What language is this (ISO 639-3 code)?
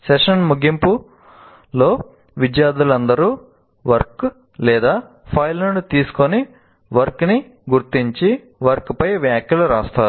tel